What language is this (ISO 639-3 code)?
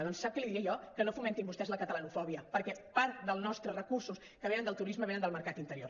cat